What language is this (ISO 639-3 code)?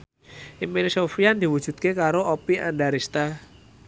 jav